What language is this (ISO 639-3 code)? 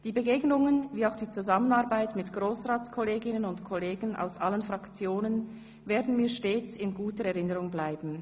gsw